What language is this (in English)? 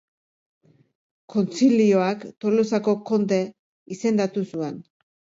Basque